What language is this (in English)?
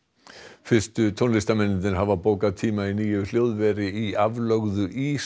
Icelandic